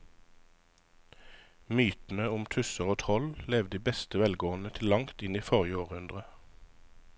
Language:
Norwegian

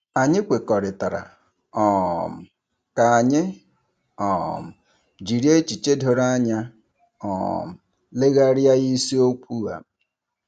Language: Igbo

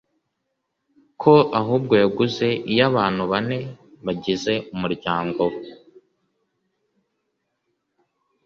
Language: Kinyarwanda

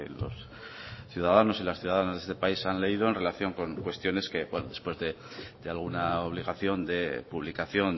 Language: Spanish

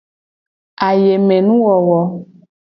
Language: Gen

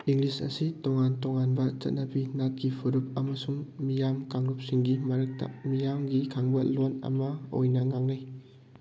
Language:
Manipuri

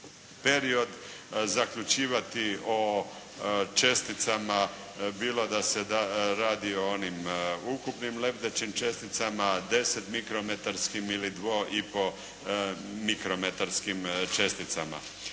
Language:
Croatian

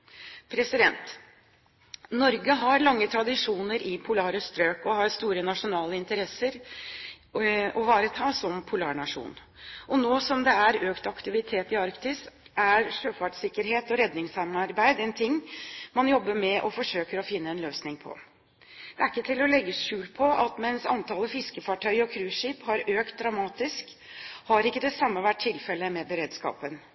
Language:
Norwegian Bokmål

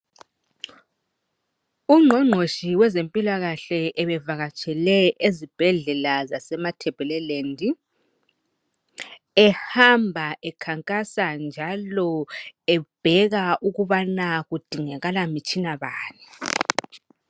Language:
North Ndebele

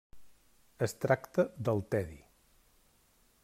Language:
Catalan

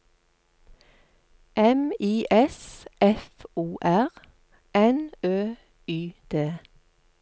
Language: Norwegian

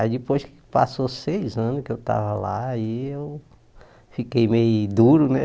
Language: Portuguese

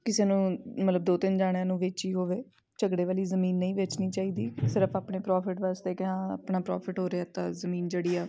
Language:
Punjabi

